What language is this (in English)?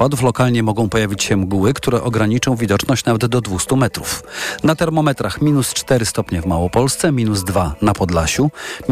Polish